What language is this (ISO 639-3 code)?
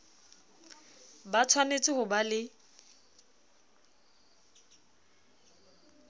sot